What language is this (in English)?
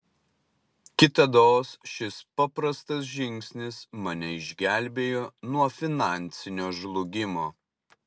Lithuanian